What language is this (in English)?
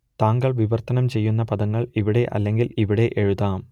Malayalam